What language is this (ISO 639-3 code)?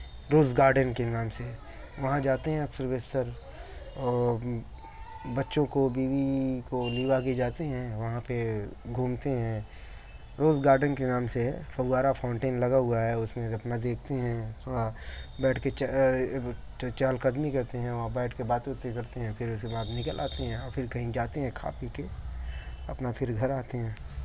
urd